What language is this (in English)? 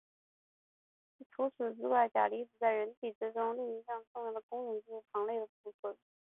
Chinese